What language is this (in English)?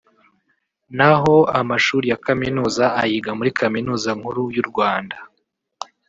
Kinyarwanda